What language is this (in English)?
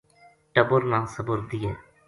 Gujari